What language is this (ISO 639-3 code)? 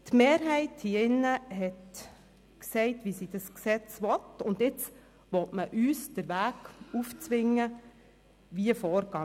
gsw